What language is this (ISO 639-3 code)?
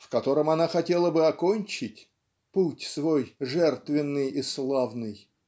rus